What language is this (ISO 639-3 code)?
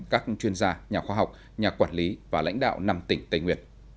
vie